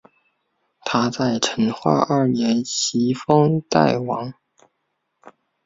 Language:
Chinese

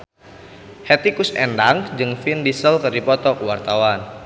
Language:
Sundanese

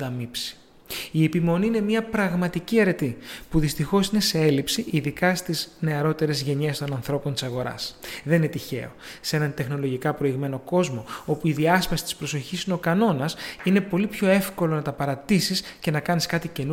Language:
Greek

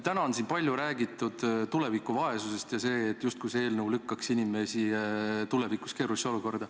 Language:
Estonian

